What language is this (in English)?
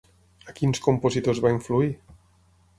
Catalan